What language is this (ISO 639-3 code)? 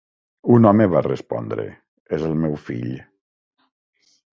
cat